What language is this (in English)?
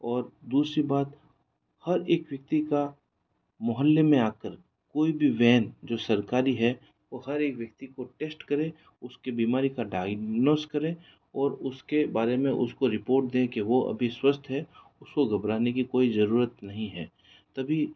Hindi